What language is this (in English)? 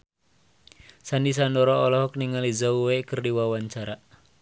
Sundanese